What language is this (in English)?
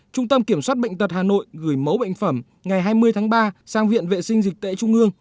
Vietnamese